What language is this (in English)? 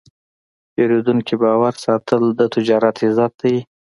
Pashto